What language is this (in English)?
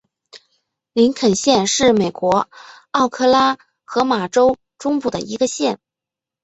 Chinese